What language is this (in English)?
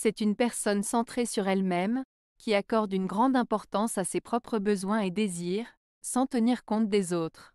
French